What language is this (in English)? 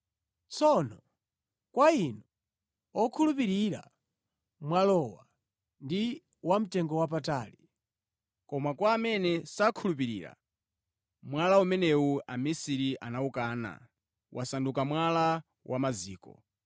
Nyanja